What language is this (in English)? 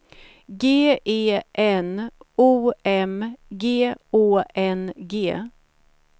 Swedish